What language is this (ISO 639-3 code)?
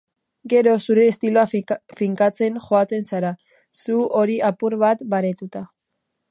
eus